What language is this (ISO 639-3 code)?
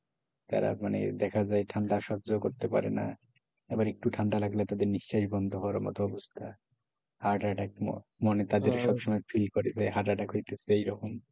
ben